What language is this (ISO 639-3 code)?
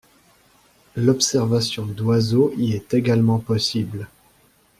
fra